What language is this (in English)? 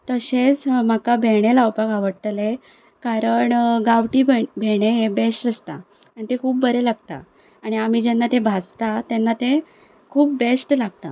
Konkani